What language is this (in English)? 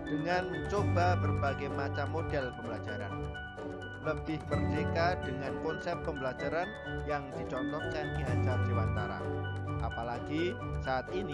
Indonesian